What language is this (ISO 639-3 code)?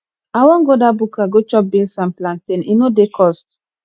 pcm